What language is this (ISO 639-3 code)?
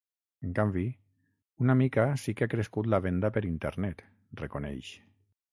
cat